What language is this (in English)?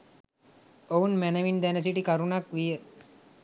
Sinhala